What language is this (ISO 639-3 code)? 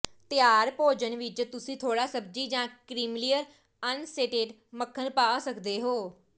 pan